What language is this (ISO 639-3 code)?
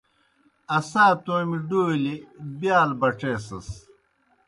plk